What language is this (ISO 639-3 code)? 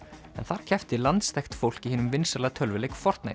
isl